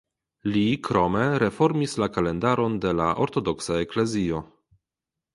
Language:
Esperanto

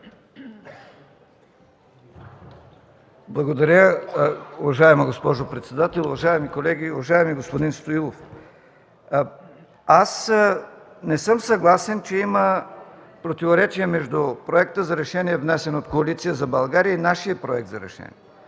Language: Bulgarian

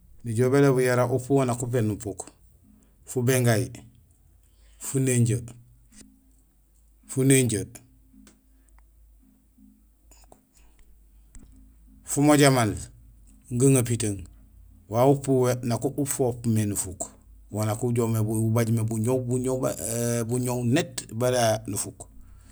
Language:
Gusilay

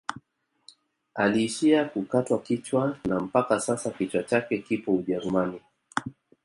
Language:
Swahili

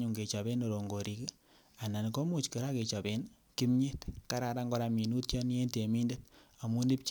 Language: Kalenjin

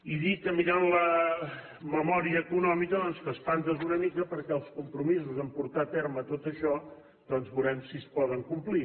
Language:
Catalan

